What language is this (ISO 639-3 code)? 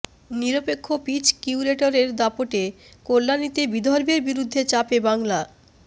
ben